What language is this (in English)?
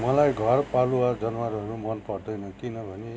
Nepali